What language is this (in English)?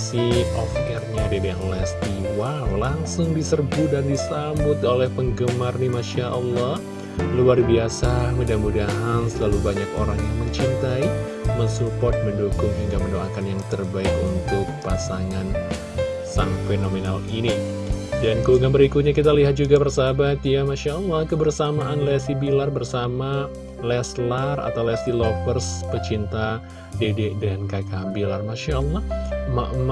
Indonesian